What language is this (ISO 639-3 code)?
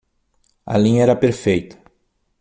por